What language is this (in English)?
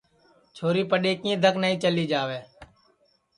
Sansi